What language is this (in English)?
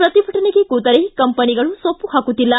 Kannada